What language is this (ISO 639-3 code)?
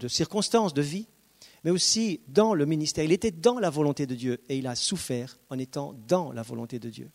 fra